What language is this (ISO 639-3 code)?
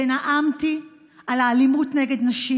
heb